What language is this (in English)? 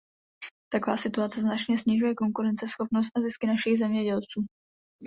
Czech